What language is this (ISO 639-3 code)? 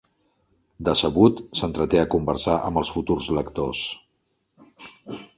cat